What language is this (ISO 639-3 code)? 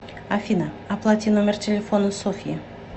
rus